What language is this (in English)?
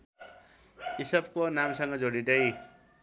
Nepali